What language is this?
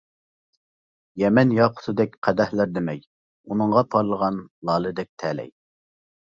Uyghur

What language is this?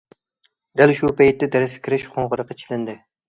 Uyghur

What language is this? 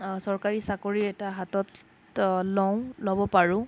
Assamese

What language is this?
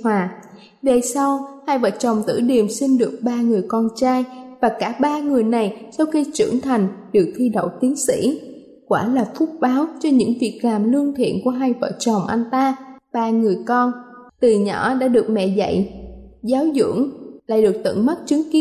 Vietnamese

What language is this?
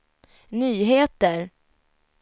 Swedish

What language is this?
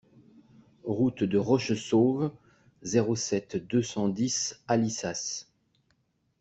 French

